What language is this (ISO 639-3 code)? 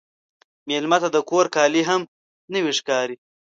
pus